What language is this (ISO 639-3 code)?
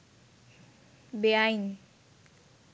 ben